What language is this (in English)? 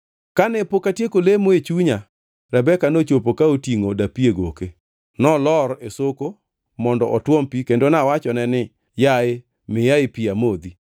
Luo (Kenya and Tanzania)